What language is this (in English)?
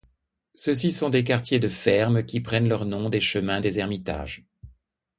French